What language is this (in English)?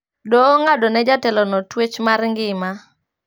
Luo (Kenya and Tanzania)